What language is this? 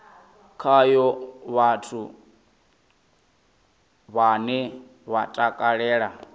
Venda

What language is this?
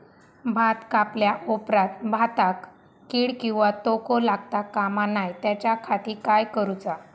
Marathi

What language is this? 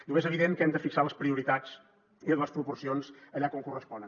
Catalan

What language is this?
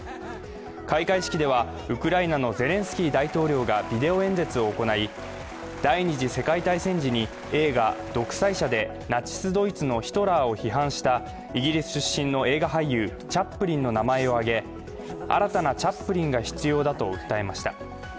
Japanese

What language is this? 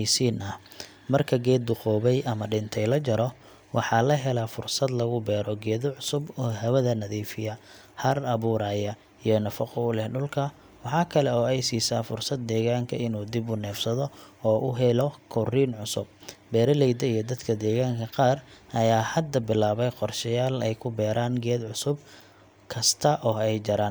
Somali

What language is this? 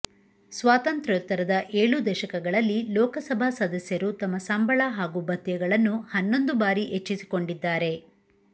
Kannada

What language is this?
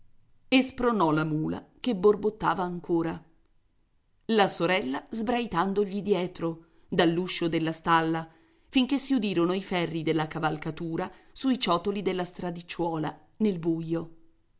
Italian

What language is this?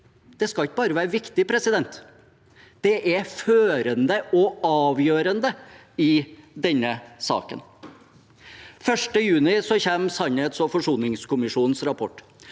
Norwegian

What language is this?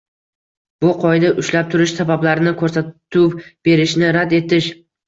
Uzbek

